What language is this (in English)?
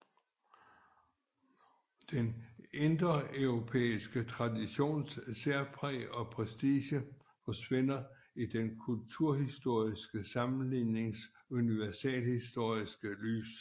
Danish